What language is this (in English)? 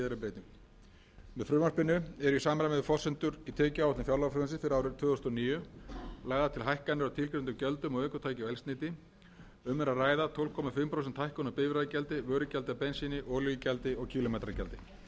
Icelandic